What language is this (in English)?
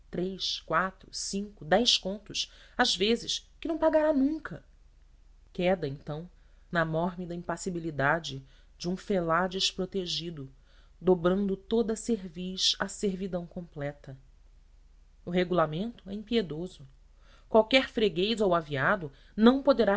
Portuguese